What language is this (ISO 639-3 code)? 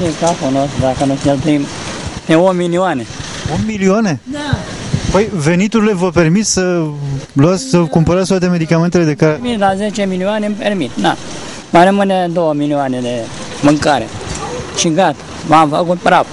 ron